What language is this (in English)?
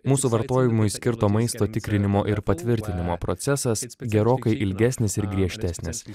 Lithuanian